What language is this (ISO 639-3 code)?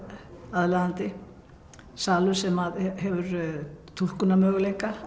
isl